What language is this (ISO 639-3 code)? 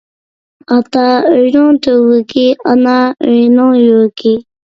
uig